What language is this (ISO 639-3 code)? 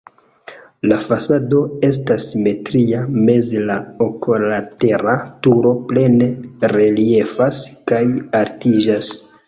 epo